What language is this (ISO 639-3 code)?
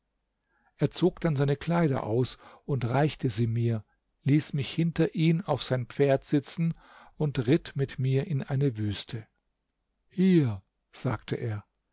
deu